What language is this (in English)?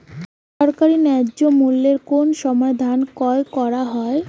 Bangla